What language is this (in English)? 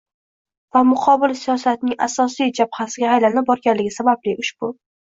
Uzbek